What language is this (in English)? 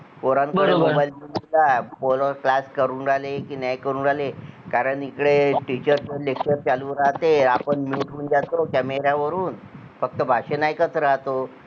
Marathi